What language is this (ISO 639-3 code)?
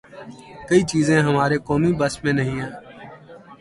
urd